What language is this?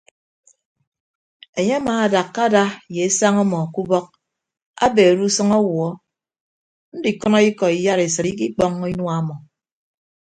Ibibio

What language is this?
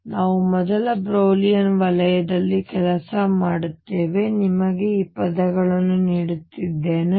Kannada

